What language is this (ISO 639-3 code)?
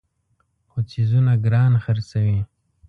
pus